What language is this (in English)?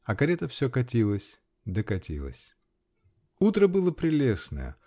Russian